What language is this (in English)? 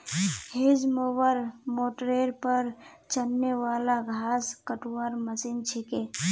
Magahi